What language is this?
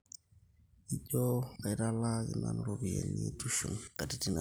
Masai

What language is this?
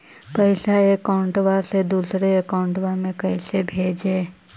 Magahi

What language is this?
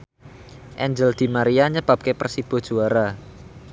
Javanese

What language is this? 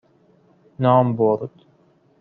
Persian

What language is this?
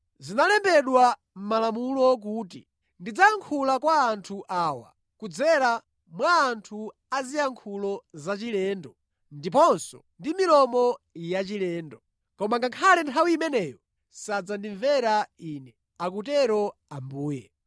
Nyanja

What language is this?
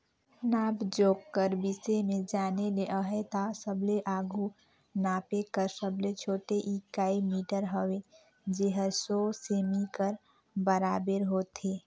Chhattisgarhi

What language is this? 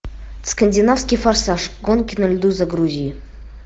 Russian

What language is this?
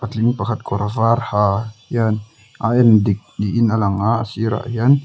Mizo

